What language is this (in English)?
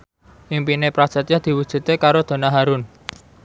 Javanese